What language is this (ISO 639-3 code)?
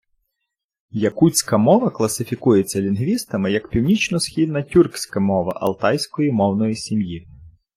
ukr